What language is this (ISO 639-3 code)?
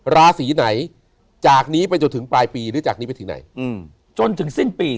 tha